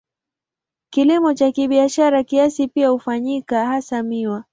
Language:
Swahili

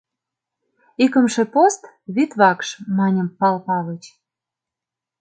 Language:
Mari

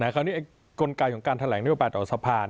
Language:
Thai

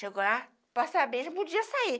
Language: Portuguese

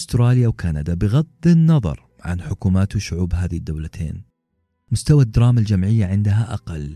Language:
Arabic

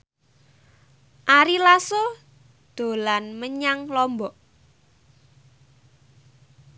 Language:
Javanese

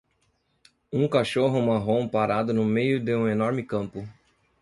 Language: Portuguese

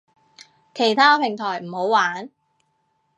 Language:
Cantonese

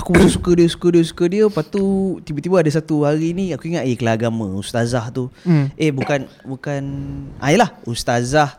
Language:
Malay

